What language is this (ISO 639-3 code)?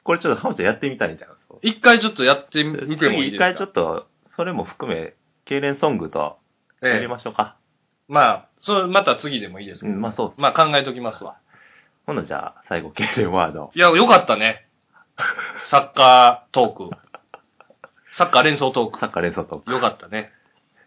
jpn